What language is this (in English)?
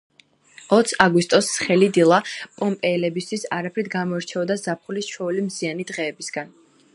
Georgian